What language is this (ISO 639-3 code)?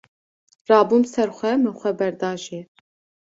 kur